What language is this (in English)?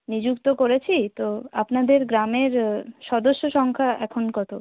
Bangla